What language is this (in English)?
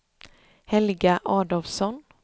Swedish